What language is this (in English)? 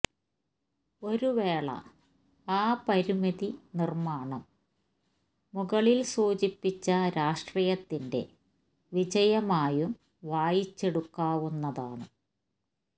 Malayalam